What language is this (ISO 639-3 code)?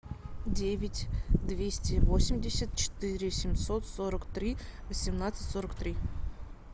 rus